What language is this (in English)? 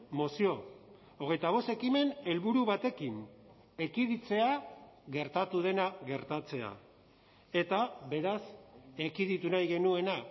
Basque